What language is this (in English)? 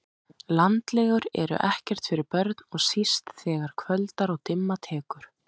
Icelandic